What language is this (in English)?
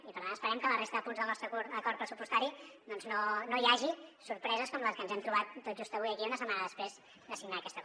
Catalan